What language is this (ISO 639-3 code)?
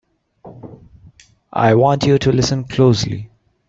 eng